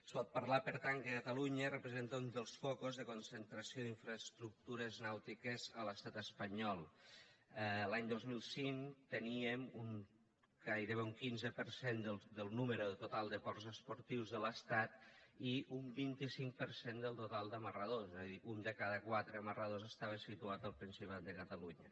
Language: Catalan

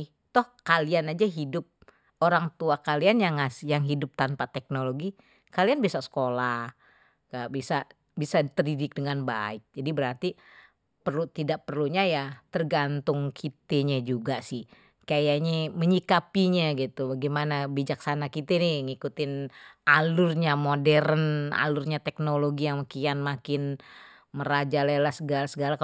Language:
Betawi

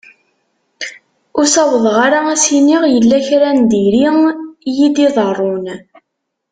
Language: Kabyle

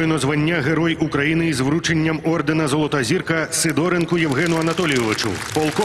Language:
Ukrainian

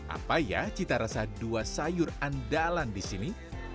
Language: Indonesian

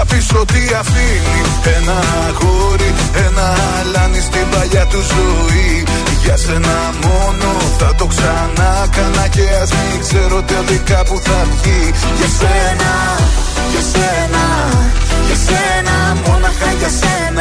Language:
Greek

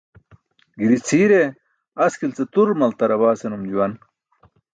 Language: Burushaski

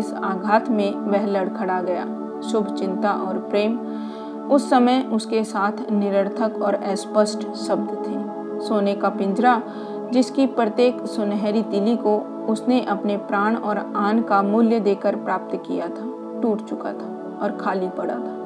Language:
Hindi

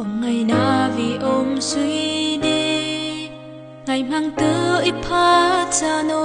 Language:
Vietnamese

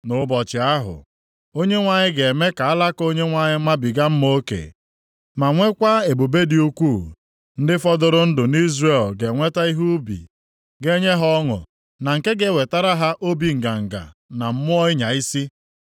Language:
Igbo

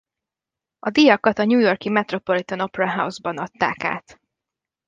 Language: Hungarian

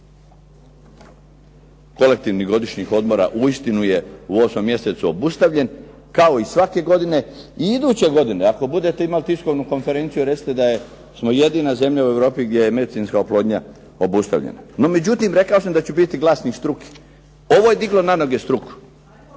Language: Croatian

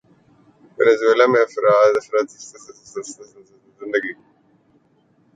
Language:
Urdu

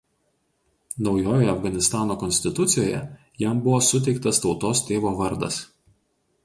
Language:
Lithuanian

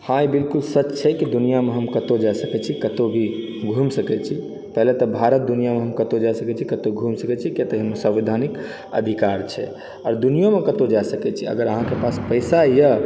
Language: Maithili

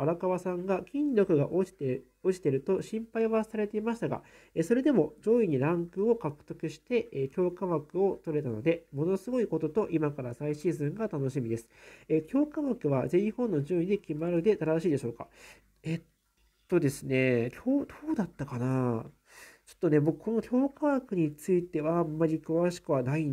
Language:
Japanese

